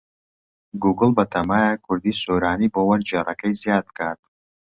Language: Central Kurdish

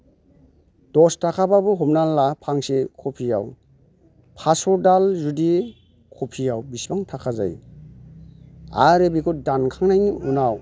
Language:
Bodo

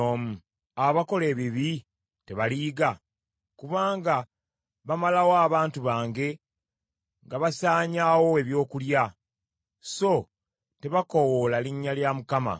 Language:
Ganda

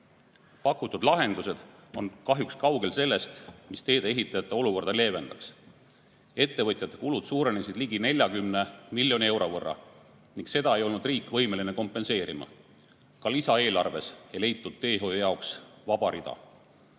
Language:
Estonian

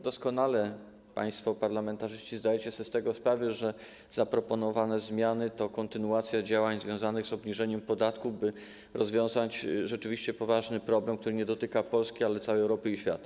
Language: Polish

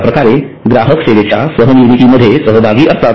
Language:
Marathi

